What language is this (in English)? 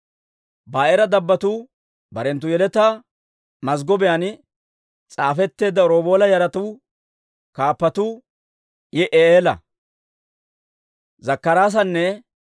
Dawro